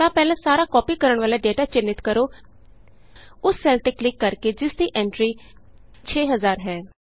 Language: Punjabi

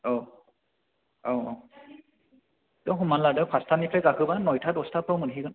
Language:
Bodo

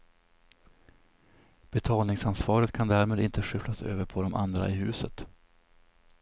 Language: Swedish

